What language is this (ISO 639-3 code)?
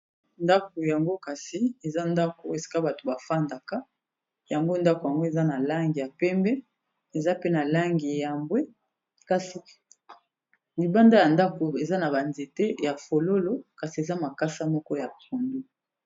lin